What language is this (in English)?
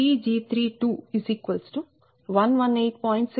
Telugu